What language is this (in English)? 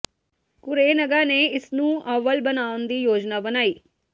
Punjabi